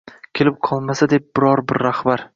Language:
Uzbek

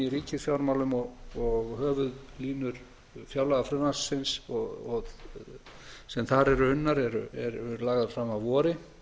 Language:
Icelandic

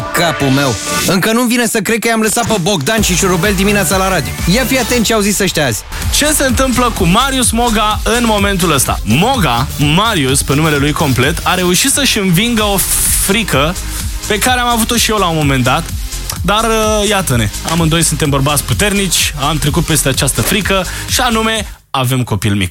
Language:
Romanian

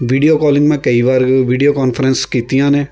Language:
Punjabi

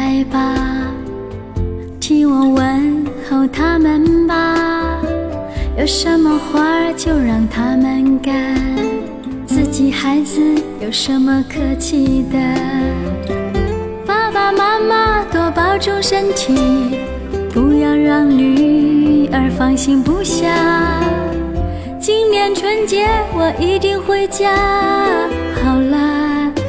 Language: Chinese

